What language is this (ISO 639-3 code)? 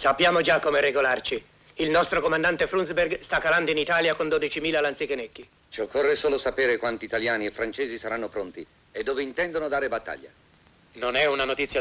ita